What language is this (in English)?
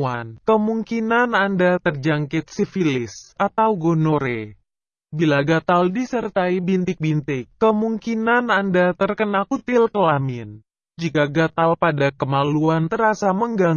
Indonesian